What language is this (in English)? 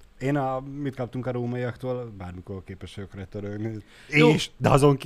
Hungarian